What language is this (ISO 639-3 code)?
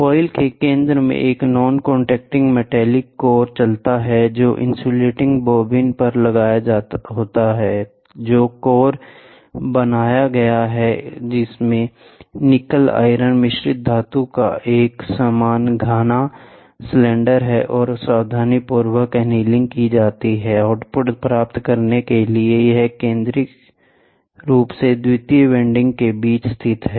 hin